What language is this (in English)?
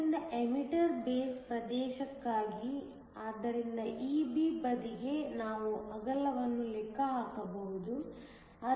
Kannada